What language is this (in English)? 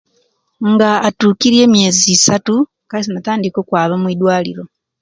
Kenyi